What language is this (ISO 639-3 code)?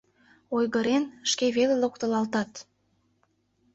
chm